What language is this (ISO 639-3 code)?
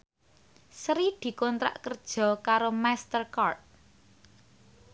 jav